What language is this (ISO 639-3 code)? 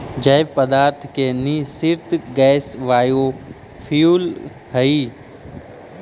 mag